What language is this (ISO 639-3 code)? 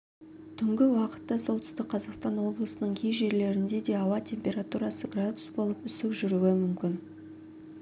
kaz